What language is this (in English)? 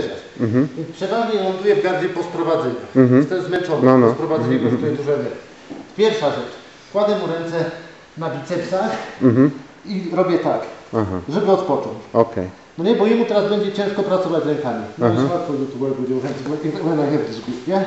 Polish